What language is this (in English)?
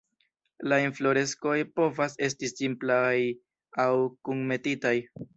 Esperanto